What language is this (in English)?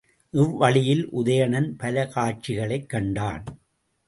Tamil